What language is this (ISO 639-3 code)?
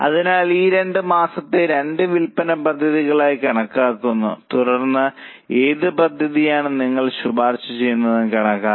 mal